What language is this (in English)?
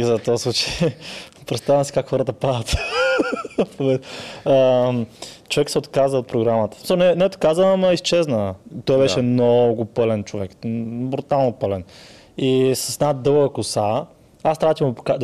Bulgarian